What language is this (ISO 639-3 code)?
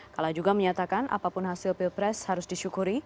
ind